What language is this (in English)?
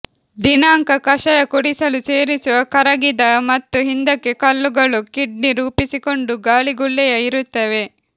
Kannada